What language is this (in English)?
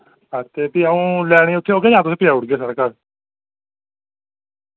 Dogri